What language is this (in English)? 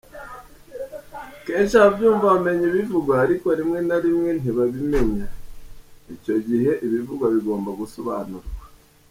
Kinyarwanda